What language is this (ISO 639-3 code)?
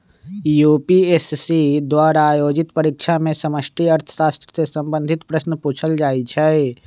mag